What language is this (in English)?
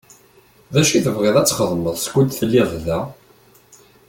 Kabyle